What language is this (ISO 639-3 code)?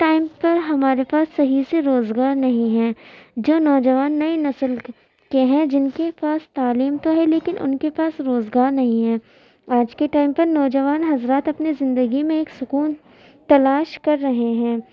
urd